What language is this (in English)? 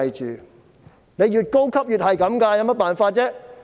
Cantonese